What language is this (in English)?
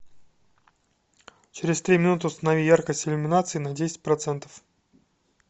Russian